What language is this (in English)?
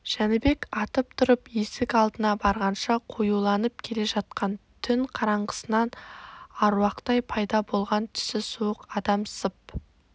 Kazakh